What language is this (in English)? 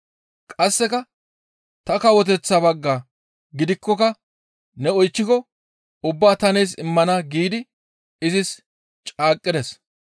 Gamo